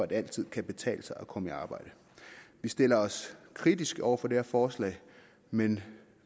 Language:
Danish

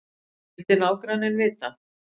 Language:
Icelandic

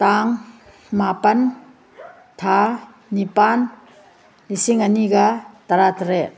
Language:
Manipuri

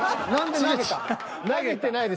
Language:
Japanese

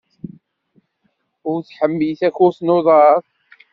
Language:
Kabyle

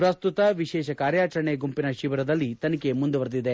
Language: Kannada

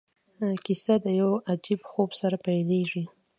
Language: Pashto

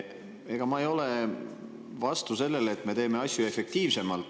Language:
Estonian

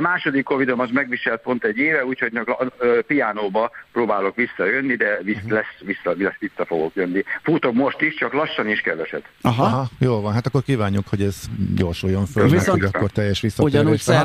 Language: Hungarian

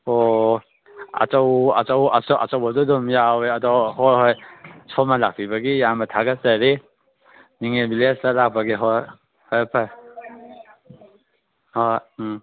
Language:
Manipuri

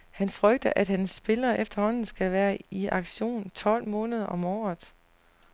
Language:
Danish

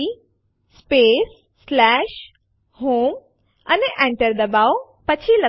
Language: Gujarati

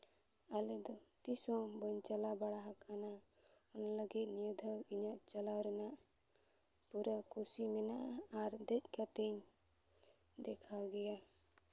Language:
Santali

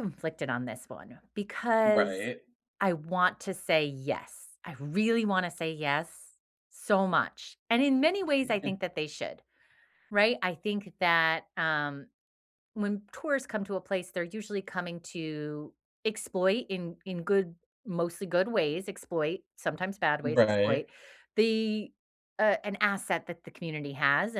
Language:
English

